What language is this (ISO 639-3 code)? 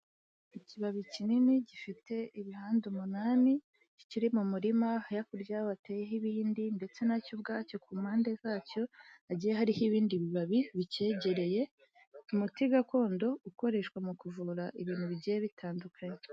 kin